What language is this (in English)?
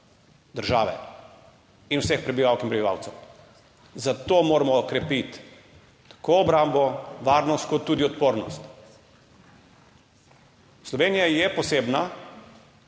Slovenian